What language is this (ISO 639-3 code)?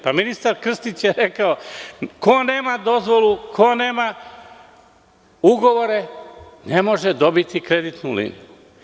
srp